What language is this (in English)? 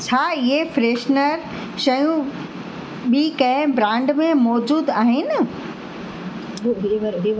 Sindhi